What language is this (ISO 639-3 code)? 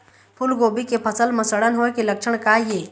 hne